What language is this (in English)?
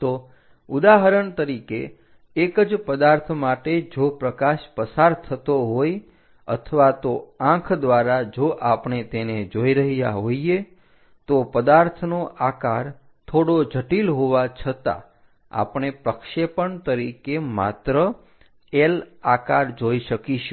Gujarati